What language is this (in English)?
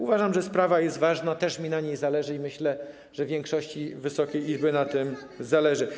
Polish